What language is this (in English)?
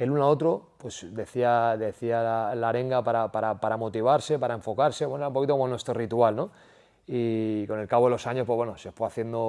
Spanish